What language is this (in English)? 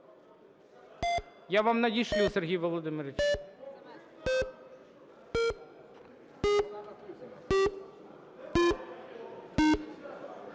Ukrainian